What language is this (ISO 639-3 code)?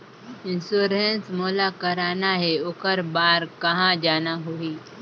hne